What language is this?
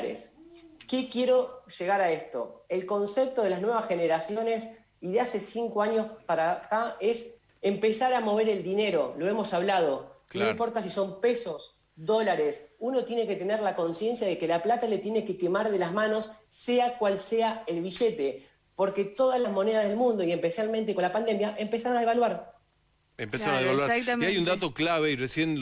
Spanish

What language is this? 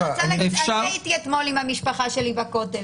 Hebrew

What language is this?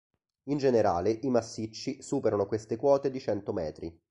Italian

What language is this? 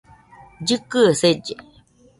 Nüpode Huitoto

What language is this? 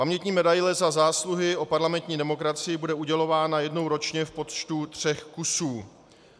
Czech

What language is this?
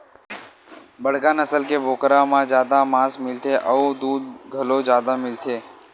Chhattisgarhi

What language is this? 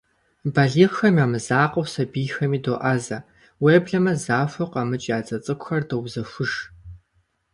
Kabardian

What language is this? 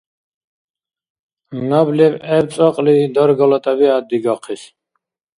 Dargwa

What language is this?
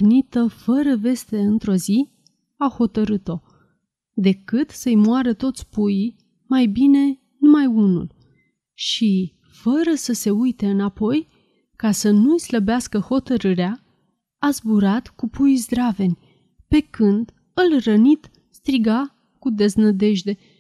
Romanian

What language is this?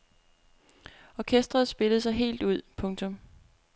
Danish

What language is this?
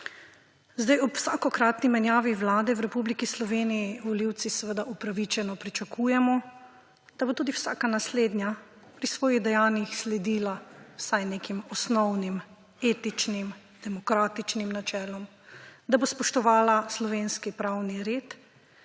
Slovenian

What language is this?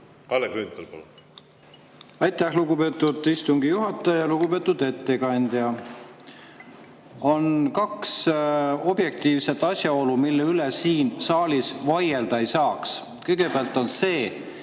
Estonian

